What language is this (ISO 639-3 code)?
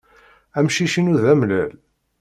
kab